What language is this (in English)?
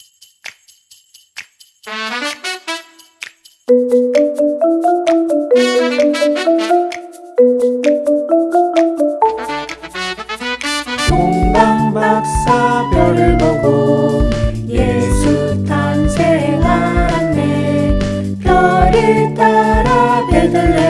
Vietnamese